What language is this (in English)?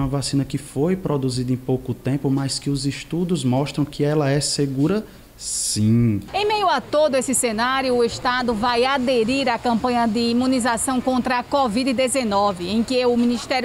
Portuguese